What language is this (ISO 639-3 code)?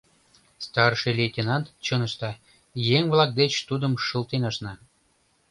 chm